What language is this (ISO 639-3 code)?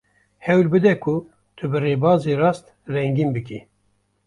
kur